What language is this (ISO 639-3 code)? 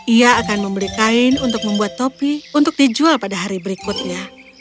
ind